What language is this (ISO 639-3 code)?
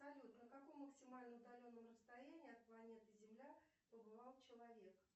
rus